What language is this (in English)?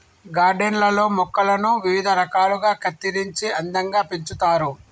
Telugu